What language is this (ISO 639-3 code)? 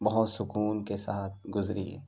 urd